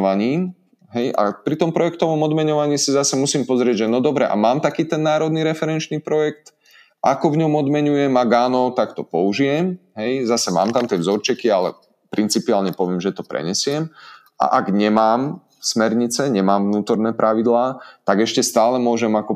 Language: Slovak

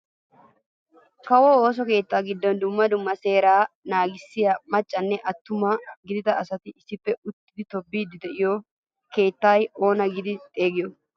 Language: Wolaytta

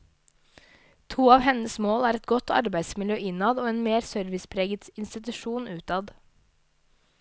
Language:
Norwegian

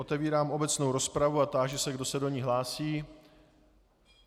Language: Czech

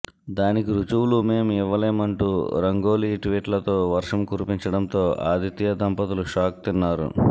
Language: Telugu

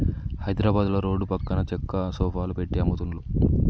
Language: Telugu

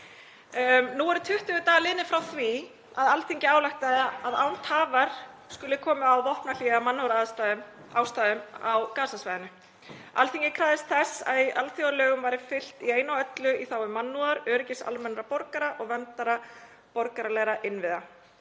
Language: Icelandic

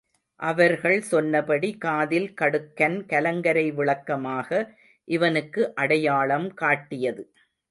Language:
Tamil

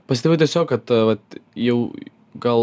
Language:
Lithuanian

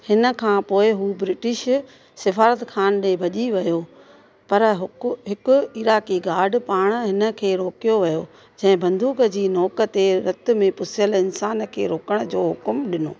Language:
Sindhi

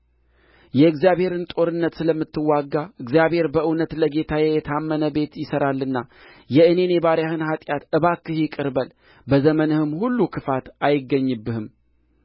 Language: Amharic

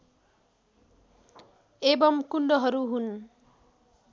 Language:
Nepali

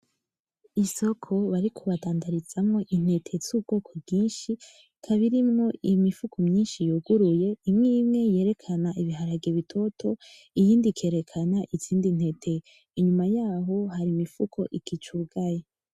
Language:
Rundi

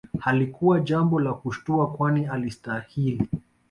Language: Swahili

